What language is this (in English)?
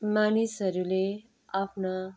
Nepali